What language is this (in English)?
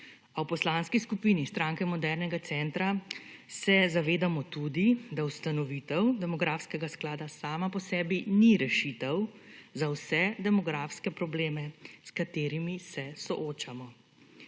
Slovenian